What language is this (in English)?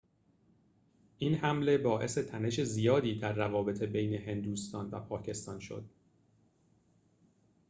Persian